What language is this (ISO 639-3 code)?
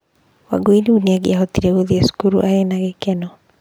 kik